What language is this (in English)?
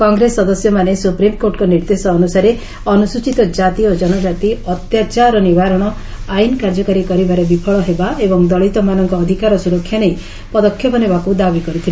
Odia